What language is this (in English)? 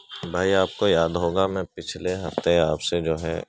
Urdu